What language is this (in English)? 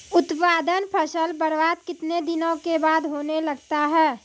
Maithili